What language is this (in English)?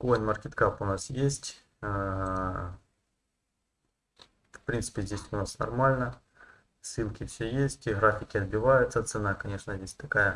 Russian